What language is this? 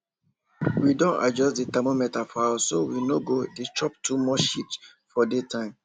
Nigerian Pidgin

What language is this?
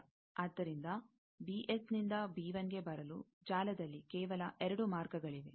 Kannada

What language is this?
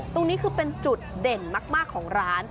Thai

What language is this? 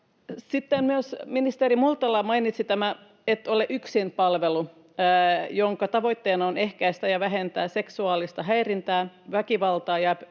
Finnish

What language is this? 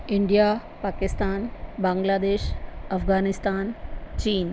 Sindhi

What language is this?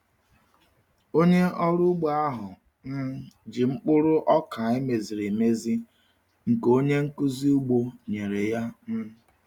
Igbo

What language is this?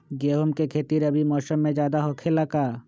Magahi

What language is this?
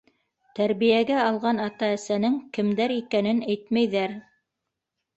Bashkir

